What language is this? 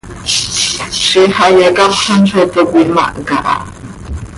Seri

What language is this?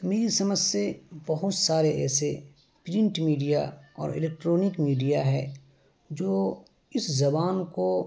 Urdu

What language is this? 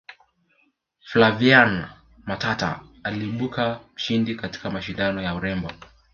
Swahili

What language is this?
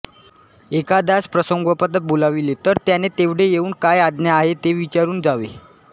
Marathi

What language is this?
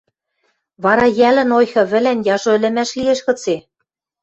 Western Mari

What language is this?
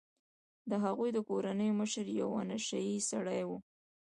Pashto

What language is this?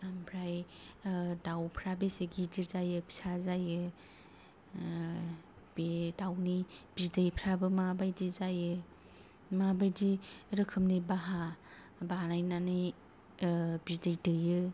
Bodo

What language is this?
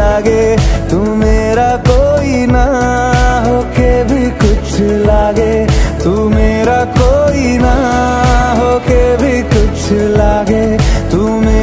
Arabic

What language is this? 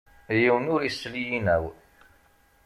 Kabyle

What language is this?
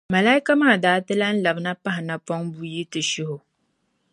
Dagbani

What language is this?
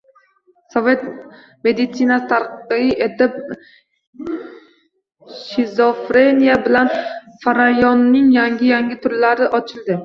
Uzbek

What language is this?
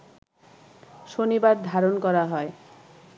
Bangla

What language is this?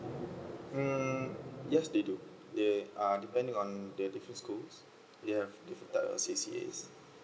English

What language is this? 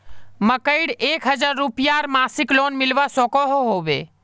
Magahi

